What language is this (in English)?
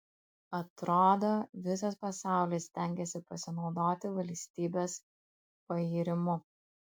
Lithuanian